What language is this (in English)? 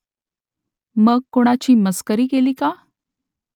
Marathi